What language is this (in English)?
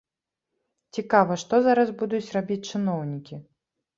Belarusian